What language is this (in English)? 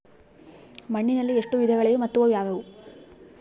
Kannada